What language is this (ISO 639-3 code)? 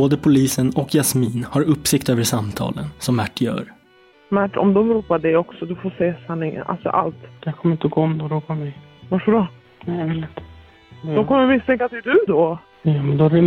swe